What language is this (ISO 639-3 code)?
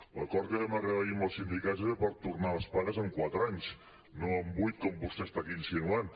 cat